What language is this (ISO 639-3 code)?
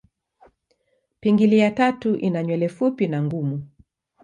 swa